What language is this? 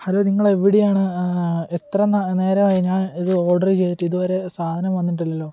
Malayalam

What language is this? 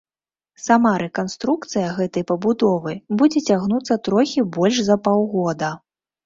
Belarusian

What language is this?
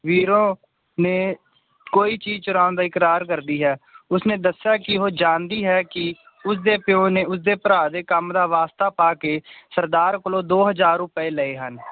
Punjabi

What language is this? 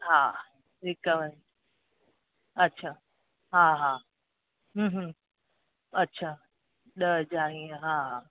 Sindhi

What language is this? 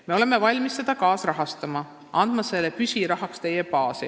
Estonian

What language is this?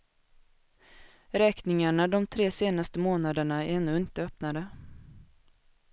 Swedish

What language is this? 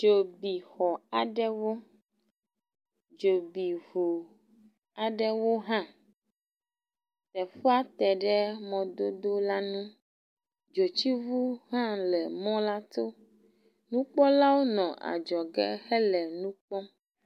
Ewe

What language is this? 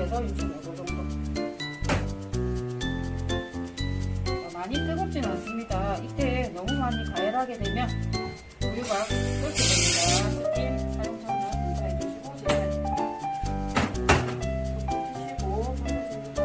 Korean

